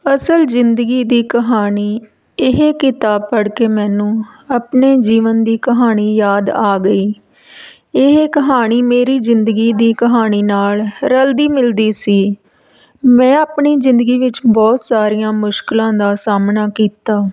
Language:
Punjabi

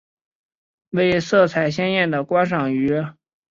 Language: Chinese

